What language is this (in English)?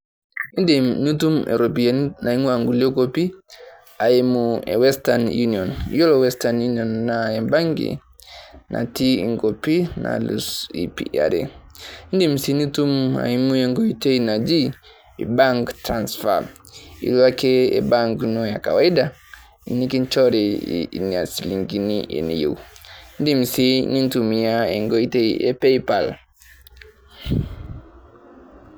Masai